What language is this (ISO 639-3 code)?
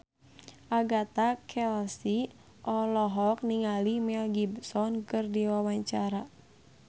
sun